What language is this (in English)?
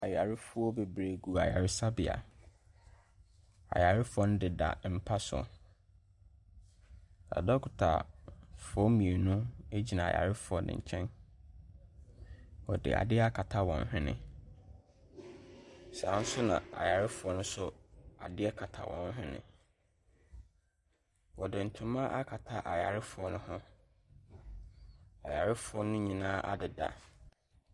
Akan